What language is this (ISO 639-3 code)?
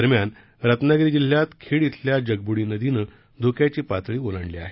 mar